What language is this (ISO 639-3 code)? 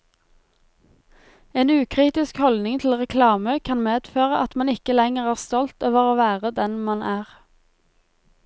nor